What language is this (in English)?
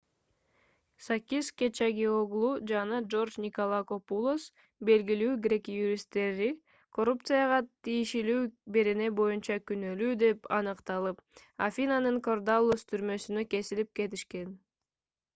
Kyrgyz